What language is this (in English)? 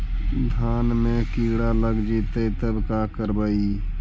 Magahi